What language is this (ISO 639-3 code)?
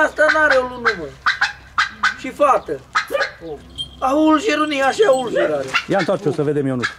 ron